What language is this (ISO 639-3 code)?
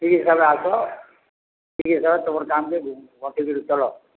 ori